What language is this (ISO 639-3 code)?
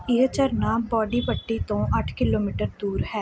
pan